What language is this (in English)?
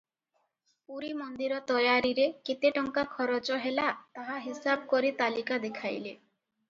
Odia